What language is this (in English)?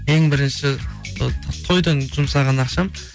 Kazakh